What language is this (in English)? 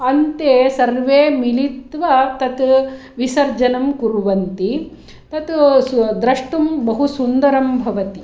Sanskrit